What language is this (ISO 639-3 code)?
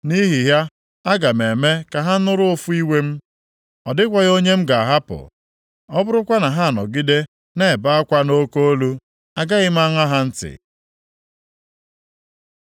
ibo